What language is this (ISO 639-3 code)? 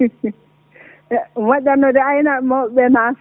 ful